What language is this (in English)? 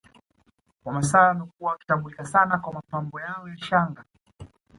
Swahili